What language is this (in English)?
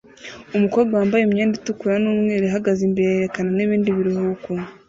Kinyarwanda